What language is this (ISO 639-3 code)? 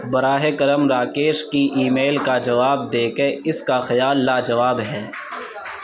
urd